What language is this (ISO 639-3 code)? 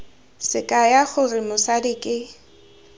tsn